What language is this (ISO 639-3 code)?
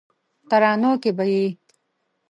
pus